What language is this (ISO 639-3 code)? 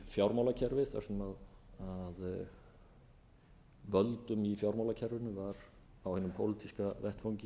isl